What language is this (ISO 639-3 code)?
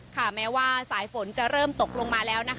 tha